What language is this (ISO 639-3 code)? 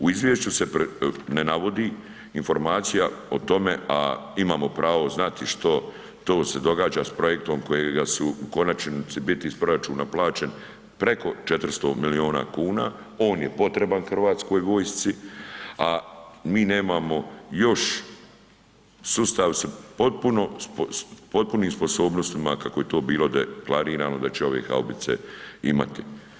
hrv